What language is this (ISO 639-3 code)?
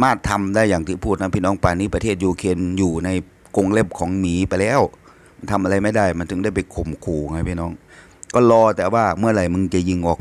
tha